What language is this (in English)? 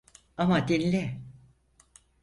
Turkish